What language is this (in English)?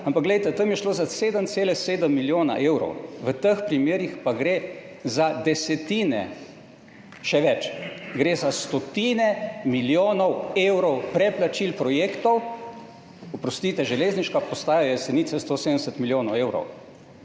Slovenian